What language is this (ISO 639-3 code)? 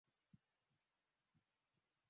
swa